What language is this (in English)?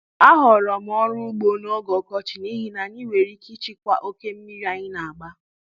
Igbo